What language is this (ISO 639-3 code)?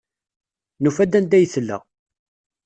kab